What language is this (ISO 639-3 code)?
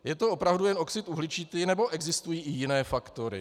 ces